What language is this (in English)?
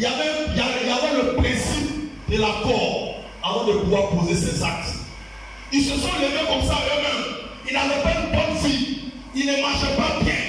French